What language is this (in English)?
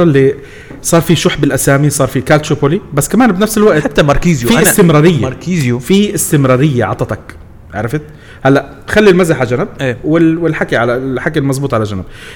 Arabic